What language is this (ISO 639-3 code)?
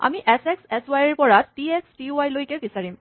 asm